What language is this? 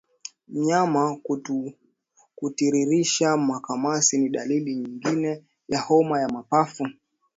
Swahili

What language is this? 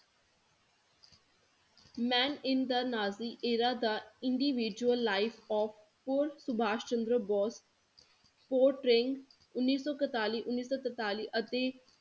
Punjabi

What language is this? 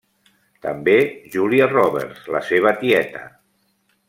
Catalan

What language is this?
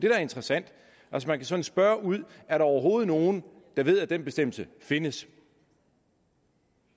Danish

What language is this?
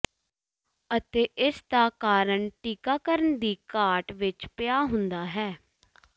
Punjabi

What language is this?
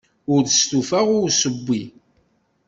Kabyle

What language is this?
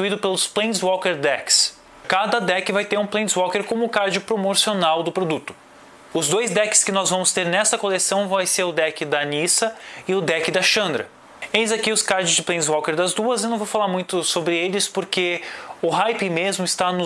Portuguese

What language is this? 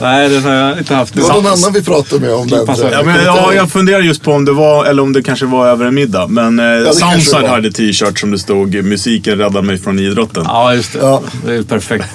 Swedish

